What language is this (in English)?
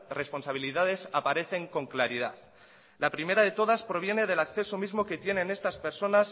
Spanish